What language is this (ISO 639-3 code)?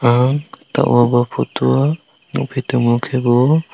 trp